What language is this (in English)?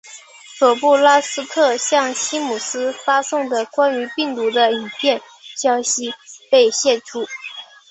Chinese